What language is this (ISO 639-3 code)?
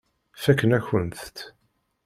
kab